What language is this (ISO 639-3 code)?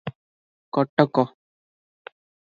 ori